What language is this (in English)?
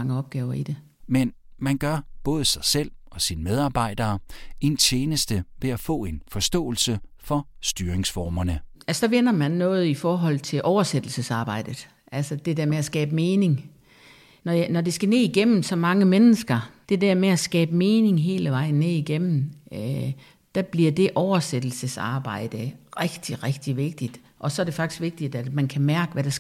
Danish